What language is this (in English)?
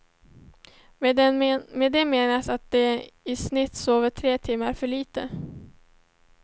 Swedish